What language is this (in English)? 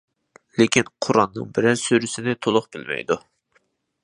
Uyghur